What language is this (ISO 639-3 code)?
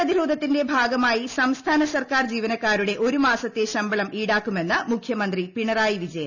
mal